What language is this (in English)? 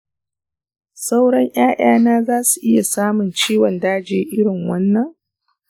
Hausa